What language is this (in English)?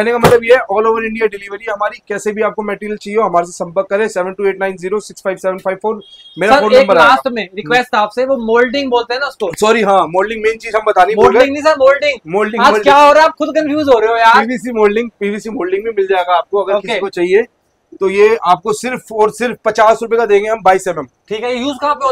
Hindi